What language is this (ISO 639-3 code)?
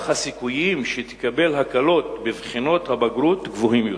heb